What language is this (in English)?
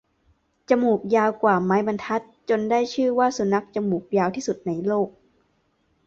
Thai